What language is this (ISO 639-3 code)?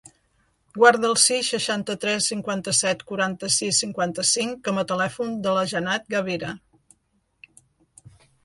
cat